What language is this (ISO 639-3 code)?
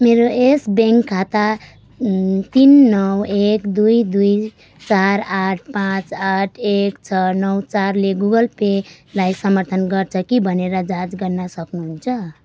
nep